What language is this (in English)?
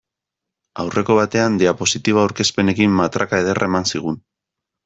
Basque